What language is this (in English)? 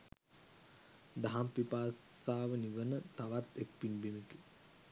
Sinhala